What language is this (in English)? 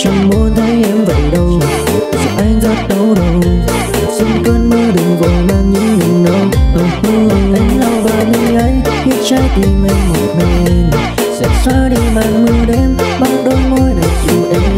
Vietnamese